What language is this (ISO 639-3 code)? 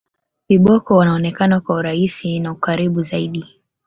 swa